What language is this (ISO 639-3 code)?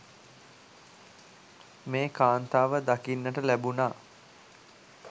sin